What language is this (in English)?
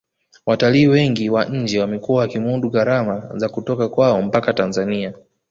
Swahili